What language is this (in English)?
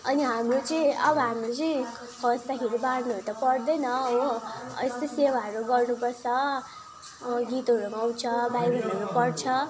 Nepali